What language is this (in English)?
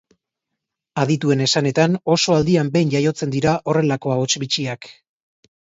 Basque